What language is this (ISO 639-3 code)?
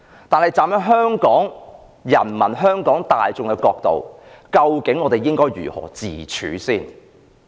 yue